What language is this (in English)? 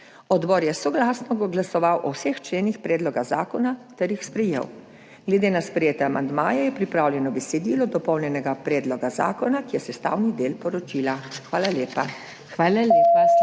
Slovenian